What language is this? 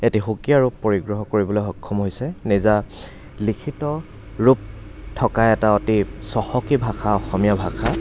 Assamese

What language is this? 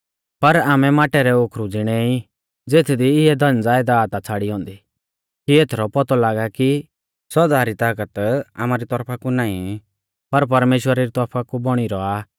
Mahasu Pahari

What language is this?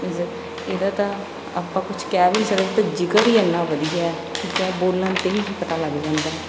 Punjabi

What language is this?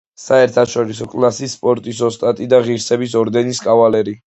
Georgian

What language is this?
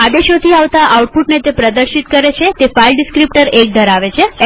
Gujarati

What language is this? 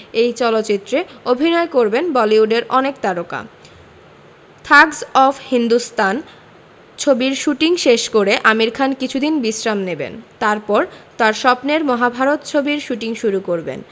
Bangla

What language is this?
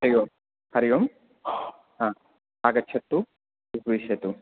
Sanskrit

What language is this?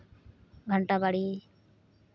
Santali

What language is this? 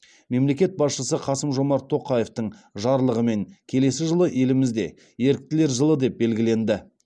Kazakh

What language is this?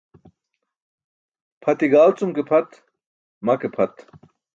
Burushaski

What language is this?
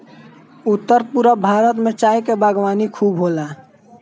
Bhojpuri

